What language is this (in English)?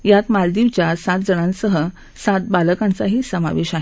Marathi